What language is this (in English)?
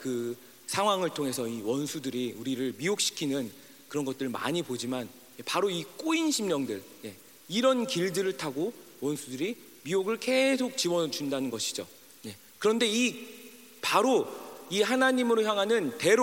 Korean